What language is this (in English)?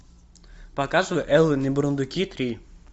Russian